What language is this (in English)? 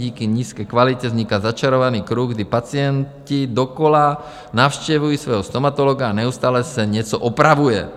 Czech